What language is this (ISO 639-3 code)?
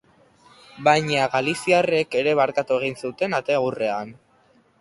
eus